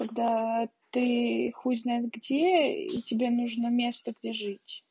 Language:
Russian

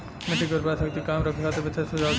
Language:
Bhojpuri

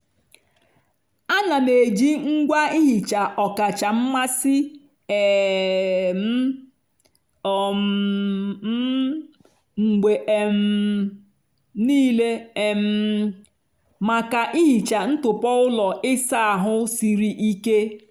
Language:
Igbo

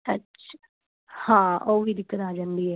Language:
Punjabi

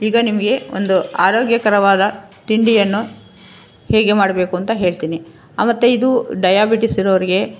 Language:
Kannada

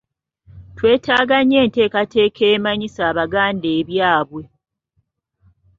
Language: Ganda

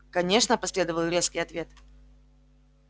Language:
Russian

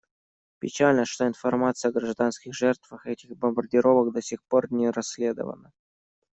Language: Russian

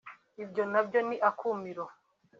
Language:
Kinyarwanda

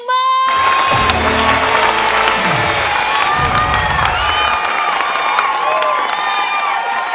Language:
Thai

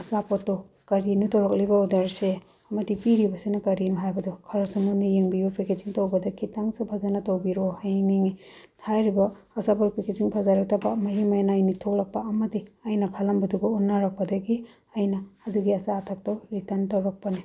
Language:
Manipuri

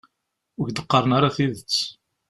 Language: Kabyle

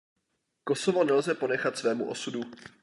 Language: Czech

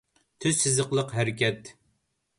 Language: Uyghur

